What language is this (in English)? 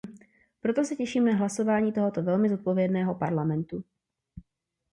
Czech